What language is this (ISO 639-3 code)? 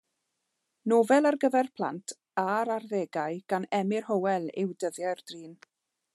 cym